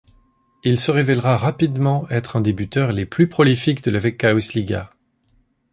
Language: French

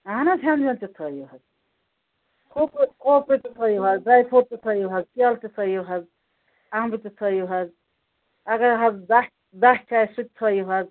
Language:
Kashmiri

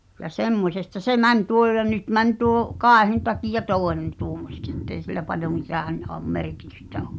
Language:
Finnish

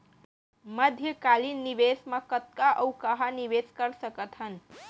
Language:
Chhattisgarhi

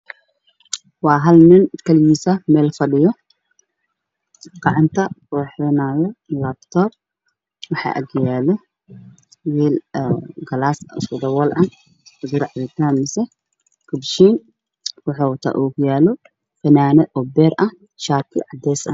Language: Somali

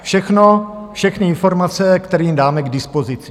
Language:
Czech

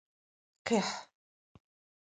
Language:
Adyghe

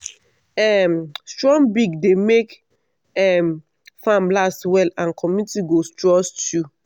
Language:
Nigerian Pidgin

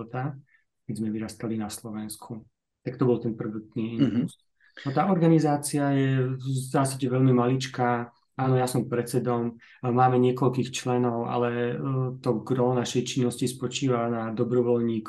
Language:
Slovak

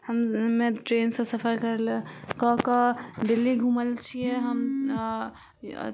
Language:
Maithili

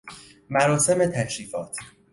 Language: Persian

